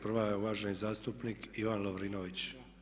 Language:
Croatian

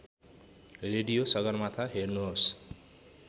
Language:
Nepali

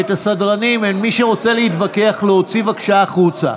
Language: Hebrew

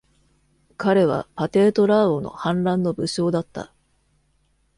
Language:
Japanese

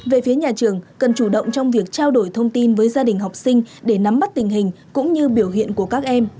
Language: Vietnamese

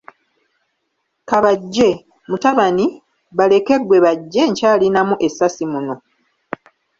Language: Ganda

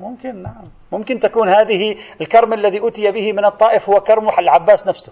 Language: Arabic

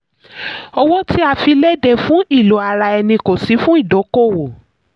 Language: Yoruba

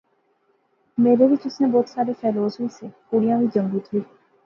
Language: Pahari-Potwari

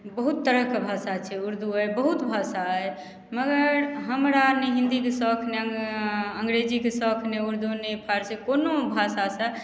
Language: Maithili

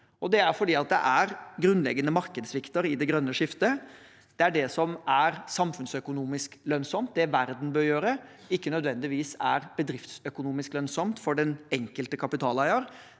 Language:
Norwegian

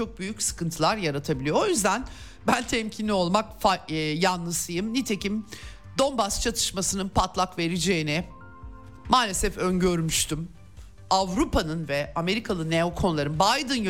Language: Turkish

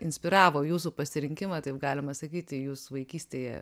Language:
Lithuanian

